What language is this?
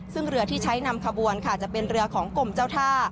Thai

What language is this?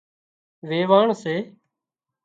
Wadiyara Koli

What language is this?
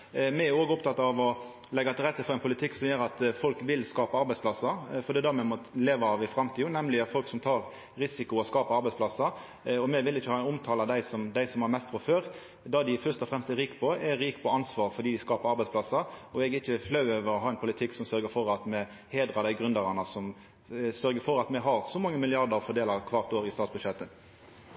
Norwegian Nynorsk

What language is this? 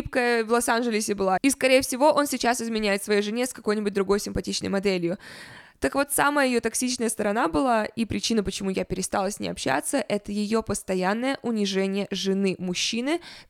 Russian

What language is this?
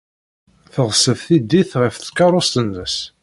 Kabyle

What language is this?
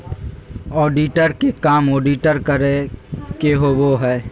Magahi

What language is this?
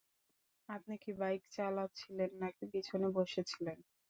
Bangla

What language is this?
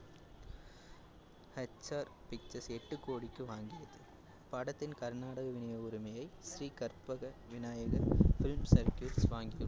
Tamil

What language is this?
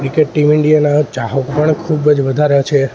Gujarati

